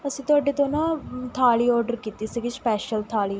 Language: Punjabi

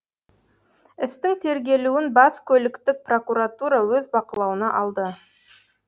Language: Kazakh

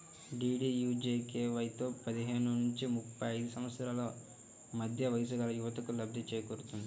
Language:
Telugu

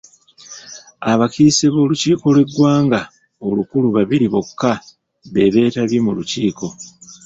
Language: Ganda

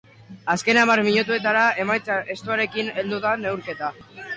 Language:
Basque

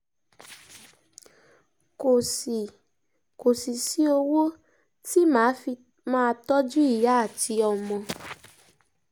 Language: Yoruba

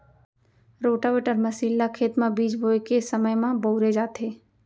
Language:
Chhattisgarhi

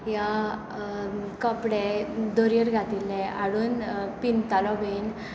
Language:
Konkani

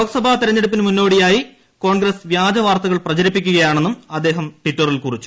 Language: Malayalam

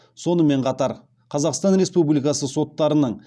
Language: Kazakh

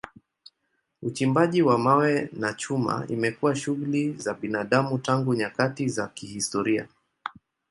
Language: Swahili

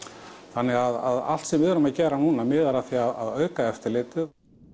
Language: Icelandic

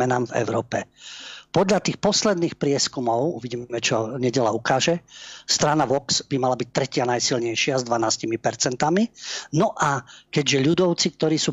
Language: Slovak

